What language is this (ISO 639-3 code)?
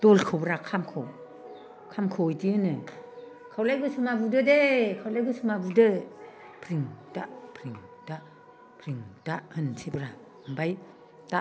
brx